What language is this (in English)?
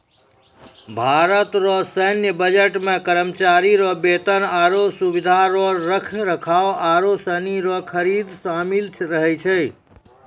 Maithili